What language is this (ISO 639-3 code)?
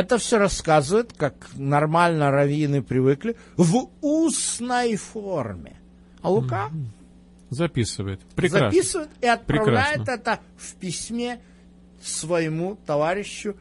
rus